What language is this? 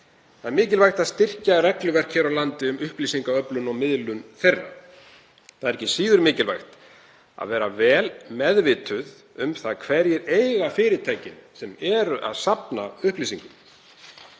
Icelandic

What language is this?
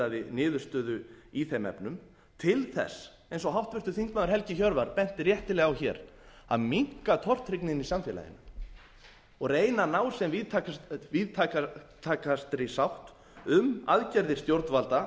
Icelandic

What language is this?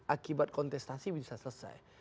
Indonesian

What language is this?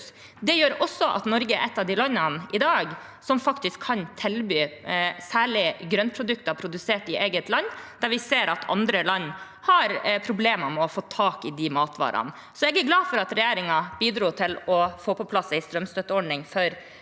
Norwegian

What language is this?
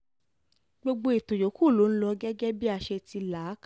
Yoruba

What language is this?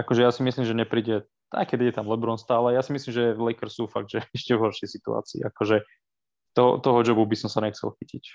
Slovak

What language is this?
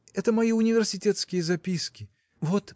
Russian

